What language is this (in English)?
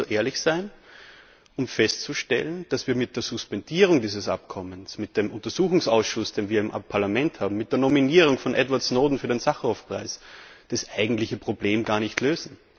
German